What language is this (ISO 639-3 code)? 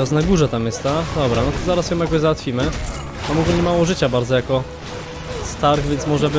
pol